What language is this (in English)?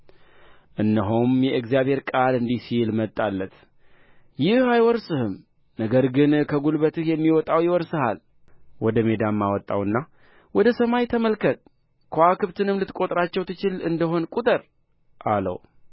Amharic